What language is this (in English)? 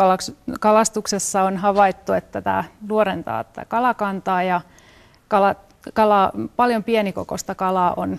Finnish